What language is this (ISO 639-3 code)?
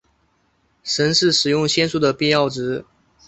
zho